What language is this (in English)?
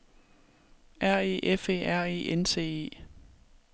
Danish